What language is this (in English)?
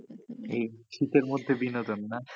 Bangla